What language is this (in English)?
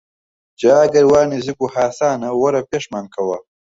Central Kurdish